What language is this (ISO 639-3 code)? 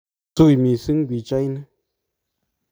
kln